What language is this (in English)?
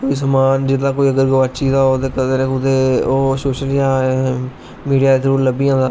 Dogri